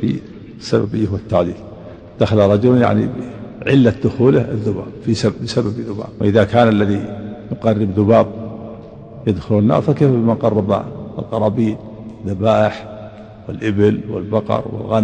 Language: Arabic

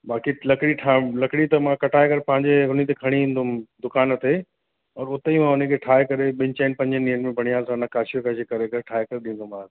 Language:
Sindhi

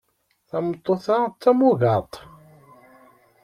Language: Kabyle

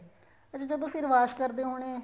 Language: Punjabi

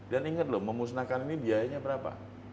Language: Indonesian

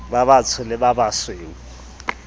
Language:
Southern Sotho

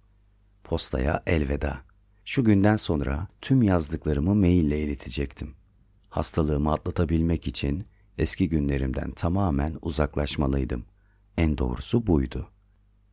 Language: Turkish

